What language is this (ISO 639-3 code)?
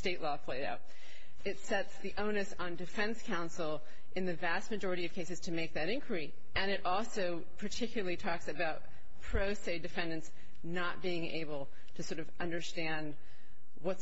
eng